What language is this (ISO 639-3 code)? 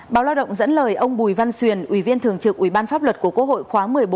vie